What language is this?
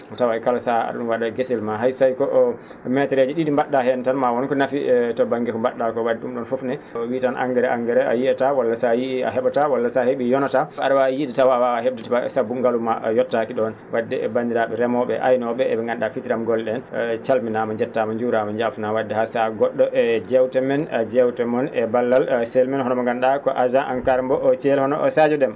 Fula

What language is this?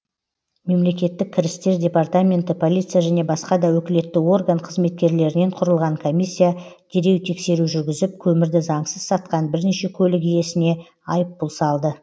Kazakh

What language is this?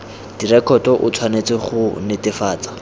Tswana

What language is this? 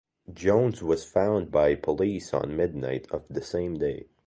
English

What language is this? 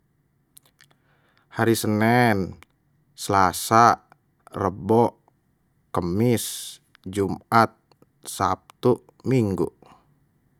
Betawi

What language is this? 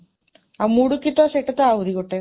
Odia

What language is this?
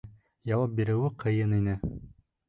Bashkir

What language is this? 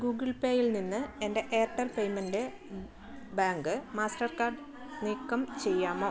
Malayalam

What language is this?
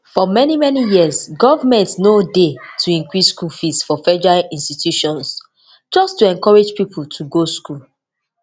Nigerian Pidgin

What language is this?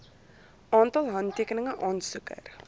Afrikaans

